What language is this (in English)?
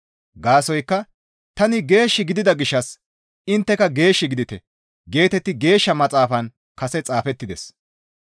Gamo